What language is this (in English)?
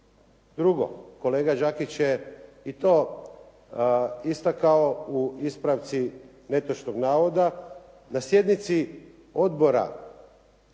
Croatian